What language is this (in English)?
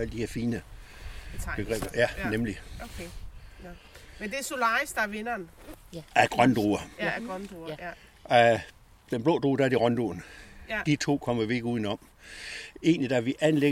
Danish